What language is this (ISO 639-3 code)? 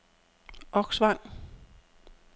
dan